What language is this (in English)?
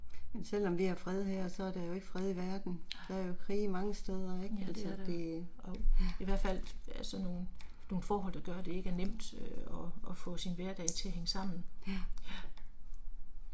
Danish